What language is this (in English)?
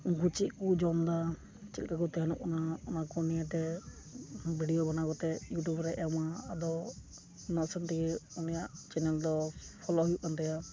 Santali